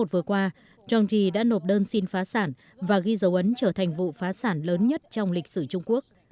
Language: Vietnamese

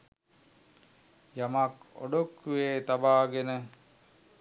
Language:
Sinhala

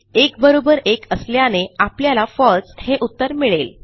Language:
Marathi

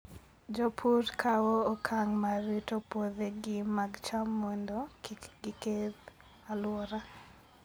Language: Luo (Kenya and Tanzania)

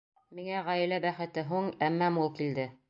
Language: Bashkir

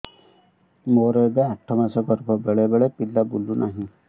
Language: Odia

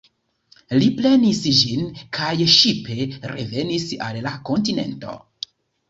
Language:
Esperanto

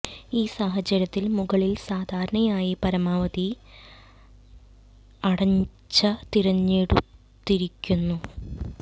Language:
Malayalam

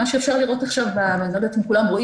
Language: Hebrew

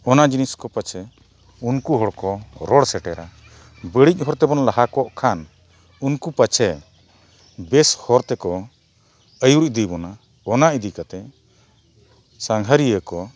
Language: Santali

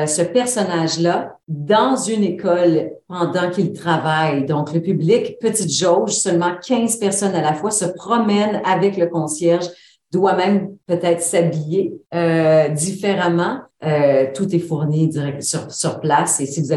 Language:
French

